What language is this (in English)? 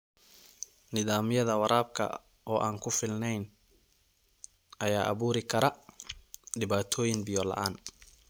Somali